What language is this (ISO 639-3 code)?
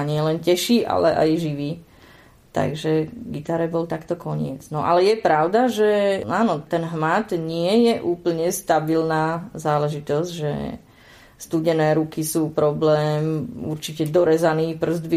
slk